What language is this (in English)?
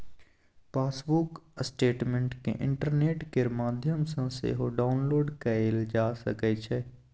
Maithili